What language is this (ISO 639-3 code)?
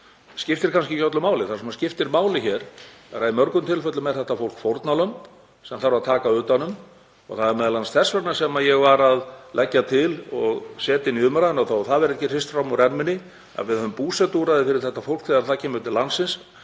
isl